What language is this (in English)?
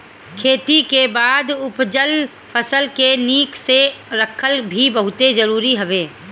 Bhojpuri